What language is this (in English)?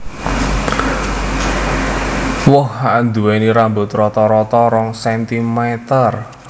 Javanese